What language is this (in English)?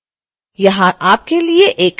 Hindi